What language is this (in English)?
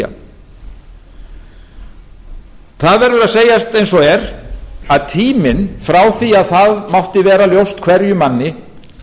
Icelandic